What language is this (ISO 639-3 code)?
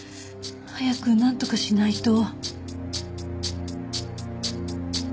jpn